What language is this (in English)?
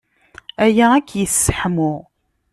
Kabyle